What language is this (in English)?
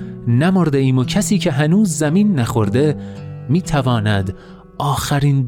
Persian